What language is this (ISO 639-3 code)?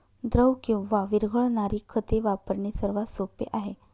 mar